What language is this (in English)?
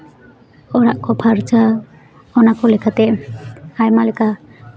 Santali